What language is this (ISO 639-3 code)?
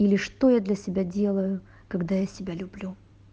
rus